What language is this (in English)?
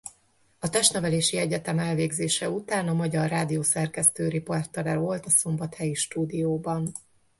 Hungarian